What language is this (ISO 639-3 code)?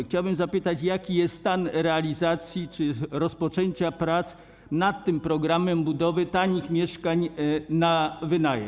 pol